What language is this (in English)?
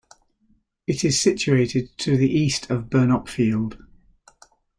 English